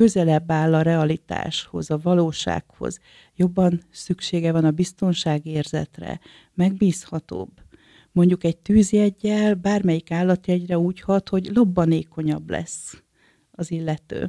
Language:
Hungarian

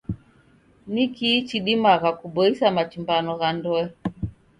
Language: Taita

